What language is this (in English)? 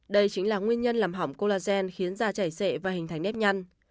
Vietnamese